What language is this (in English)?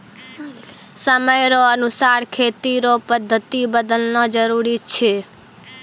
Maithili